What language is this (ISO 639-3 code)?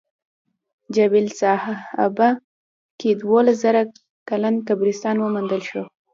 pus